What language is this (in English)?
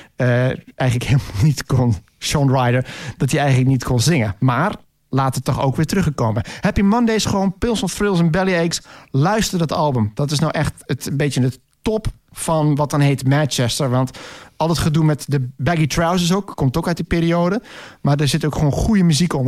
Dutch